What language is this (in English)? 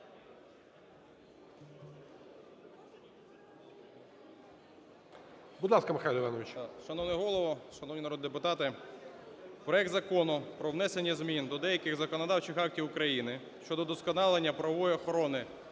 Ukrainian